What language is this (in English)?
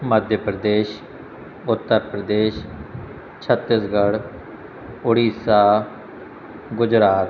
Sindhi